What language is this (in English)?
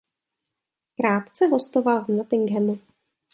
Czech